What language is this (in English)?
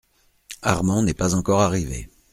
French